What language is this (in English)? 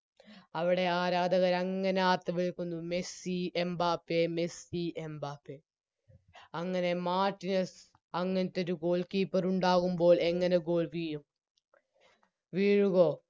Malayalam